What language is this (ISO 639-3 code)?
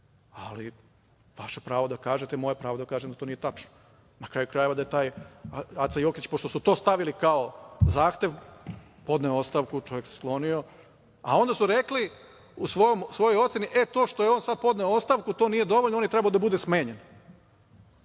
srp